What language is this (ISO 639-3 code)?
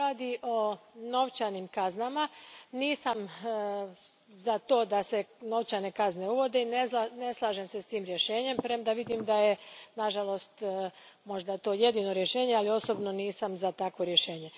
hrv